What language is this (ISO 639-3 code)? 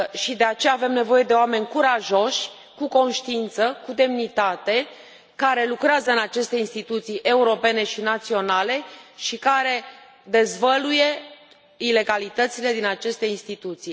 ron